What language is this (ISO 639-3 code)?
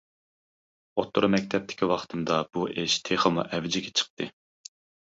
uig